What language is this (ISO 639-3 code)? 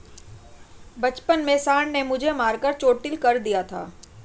hin